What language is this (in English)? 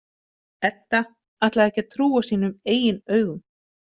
Icelandic